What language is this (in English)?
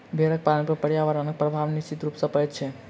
Maithili